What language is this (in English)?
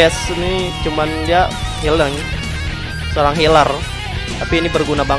Indonesian